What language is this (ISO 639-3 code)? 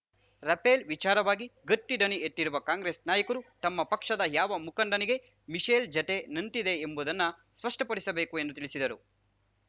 kan